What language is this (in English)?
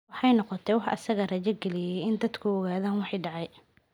Somali